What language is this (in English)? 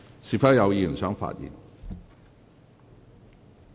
Cantonese